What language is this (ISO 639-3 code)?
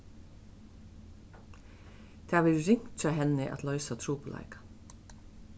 fao